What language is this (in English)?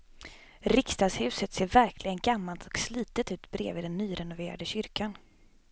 Swedish